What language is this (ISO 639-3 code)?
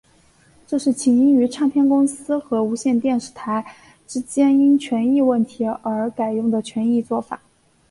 zho